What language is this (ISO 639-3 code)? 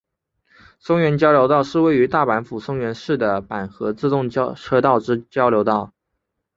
zho